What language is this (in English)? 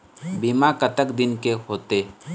Chhattisgarhi